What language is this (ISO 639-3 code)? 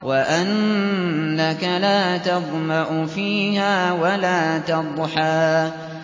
ara